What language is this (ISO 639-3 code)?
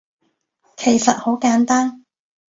yue